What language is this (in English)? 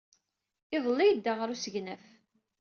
Kabyle